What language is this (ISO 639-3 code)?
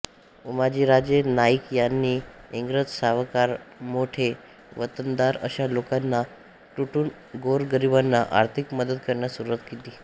mar